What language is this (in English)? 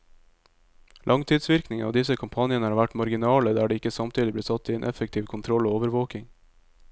Norwegian